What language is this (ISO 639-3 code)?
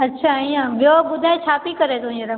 snd